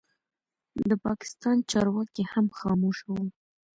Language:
Pashto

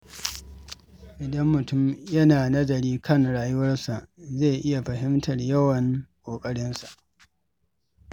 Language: Hausa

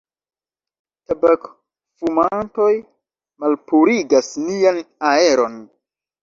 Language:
Esperanto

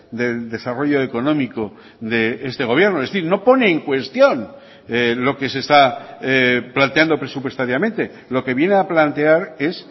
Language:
Spanish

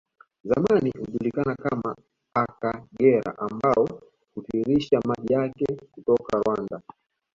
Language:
Swahili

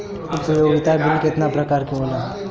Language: Bhojpuri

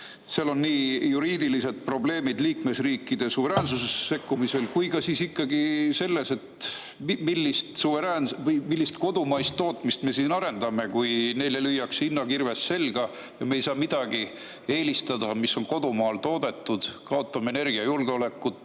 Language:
Estonian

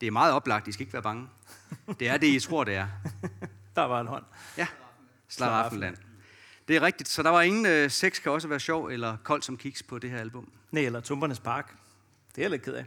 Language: Danish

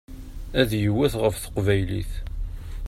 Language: Kabyle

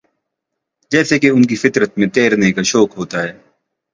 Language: Urdu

